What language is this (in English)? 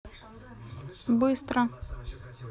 Russian